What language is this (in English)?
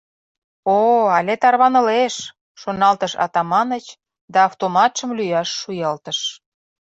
Mari